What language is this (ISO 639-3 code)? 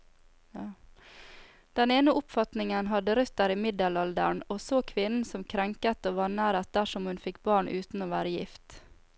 nor